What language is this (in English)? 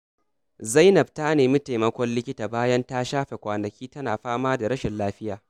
Hausa